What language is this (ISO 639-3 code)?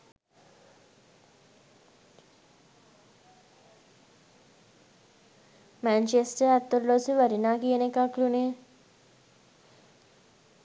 sin